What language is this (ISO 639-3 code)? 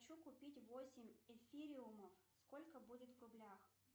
rus